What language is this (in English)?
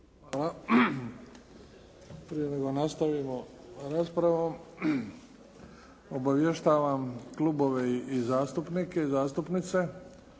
Croatian